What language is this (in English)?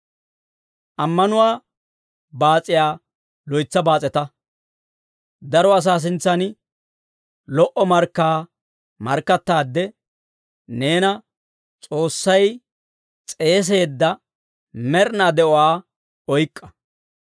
Dawro